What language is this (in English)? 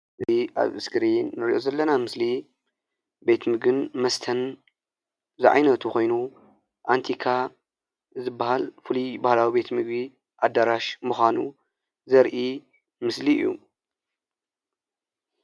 Tigrinya